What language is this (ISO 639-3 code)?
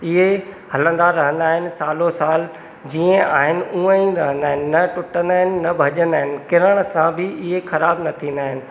snd